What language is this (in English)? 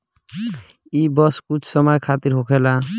Bhojpuri